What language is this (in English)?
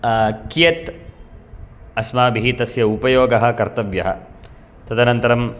Sanskrit